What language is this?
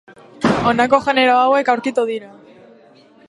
Basque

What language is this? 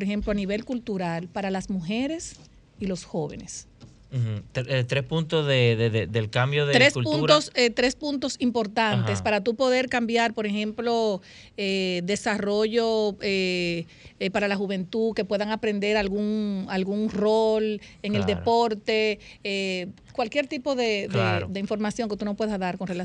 Spanish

